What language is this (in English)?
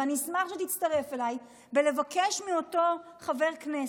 Hebrew